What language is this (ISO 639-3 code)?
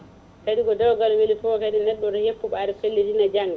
ful